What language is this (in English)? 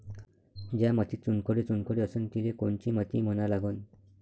Marathi